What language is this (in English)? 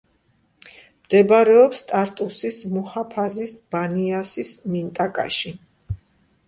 Georgian